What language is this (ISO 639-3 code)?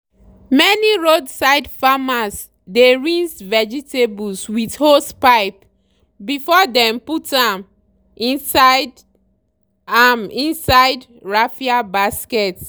pcm